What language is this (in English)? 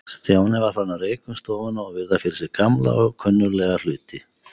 Icelandic